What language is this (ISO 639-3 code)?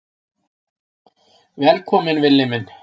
isl